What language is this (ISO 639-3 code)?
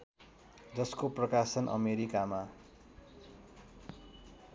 nep